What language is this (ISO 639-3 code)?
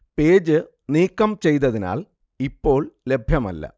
mal